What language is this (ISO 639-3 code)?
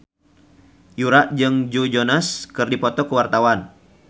sun